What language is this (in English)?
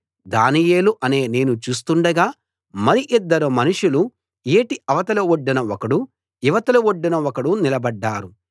Telugu